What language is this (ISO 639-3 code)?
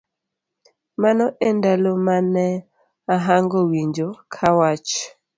luo